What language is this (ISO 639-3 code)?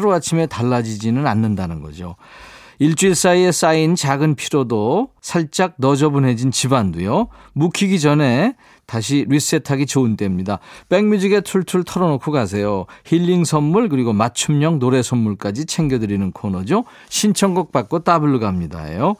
kor